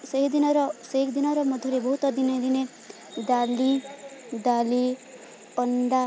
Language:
Odia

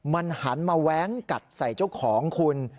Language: Thai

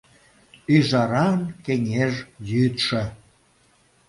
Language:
Mari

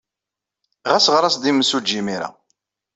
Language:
Kabyle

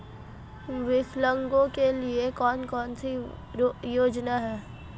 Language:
Hindi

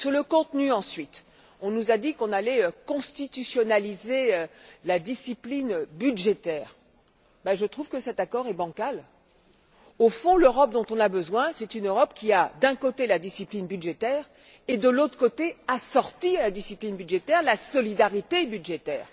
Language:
French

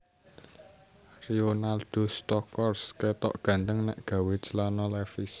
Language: Javanese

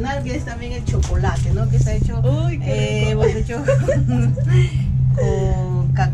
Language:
Spanish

